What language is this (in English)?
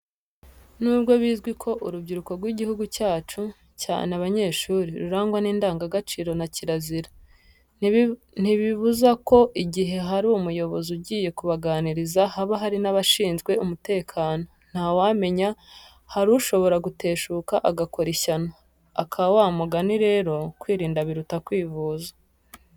Kinyarwanda